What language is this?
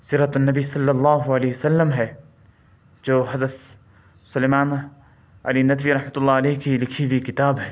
Urdu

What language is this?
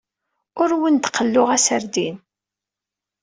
Kabyle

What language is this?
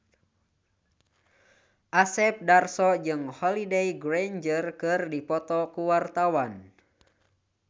Sundanese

